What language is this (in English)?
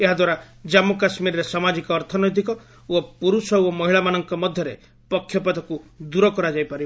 Odia